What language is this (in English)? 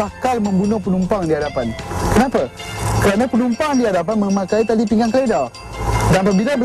Malay